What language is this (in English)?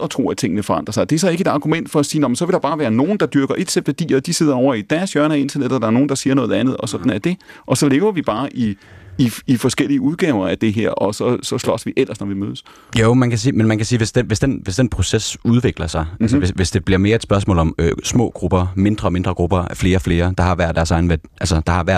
Danish